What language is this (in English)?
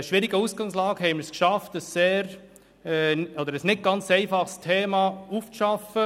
Swiss German